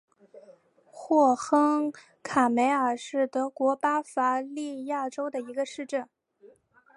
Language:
Chinese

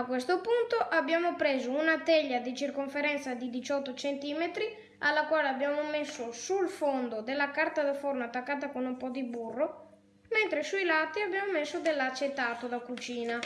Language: Italian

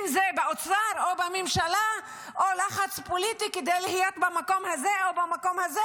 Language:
Hebrew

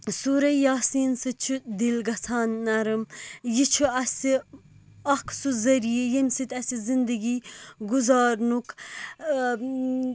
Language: Kashmiri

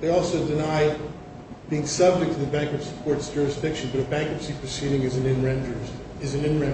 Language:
English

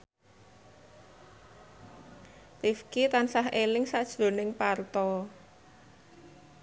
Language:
Javanese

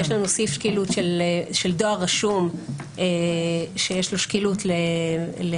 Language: Hebrew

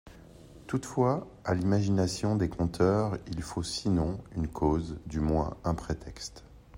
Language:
French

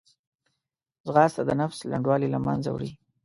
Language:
Pashto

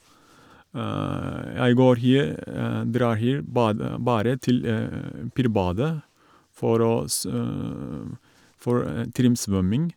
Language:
Norwegian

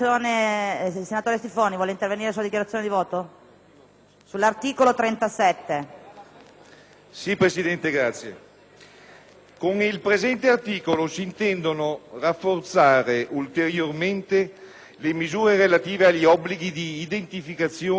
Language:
Italian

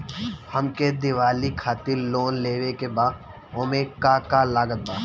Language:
Bhojpuri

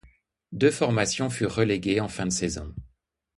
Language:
French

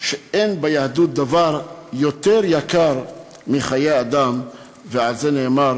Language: Hebrew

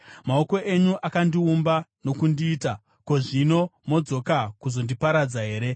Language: Shona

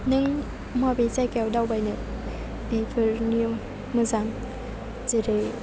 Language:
Bodo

